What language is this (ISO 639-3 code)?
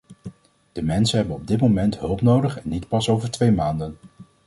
nld